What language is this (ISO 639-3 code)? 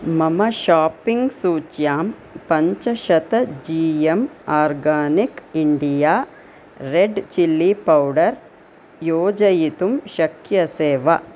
san